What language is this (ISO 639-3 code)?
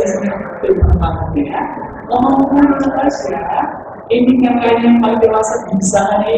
ind